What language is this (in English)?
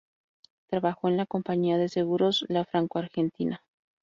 Spanish